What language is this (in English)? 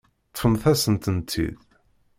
Kabyle